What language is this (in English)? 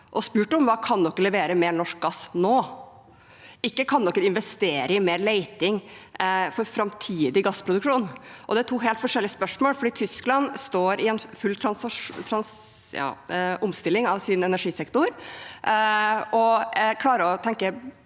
Norwegian